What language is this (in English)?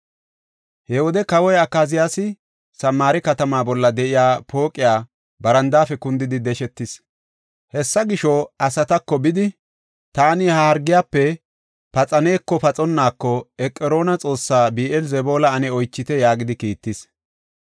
Gofa